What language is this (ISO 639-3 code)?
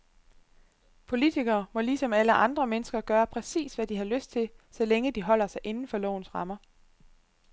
dan